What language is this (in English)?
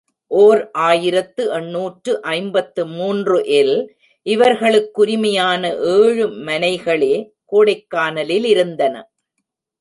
Tamil